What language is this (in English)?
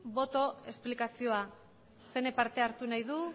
Basque